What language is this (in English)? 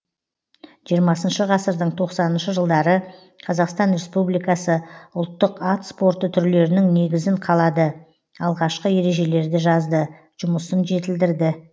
Kazakh